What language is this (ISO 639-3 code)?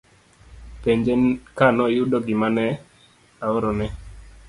luo